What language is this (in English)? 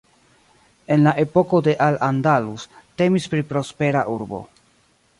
Esperanto